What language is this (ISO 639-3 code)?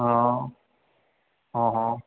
snd